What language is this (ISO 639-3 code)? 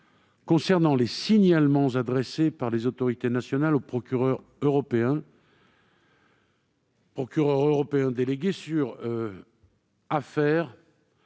fra